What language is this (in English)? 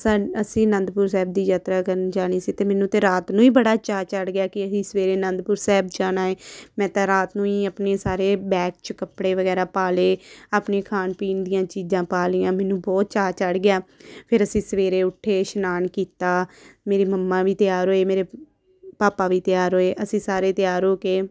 Punjabi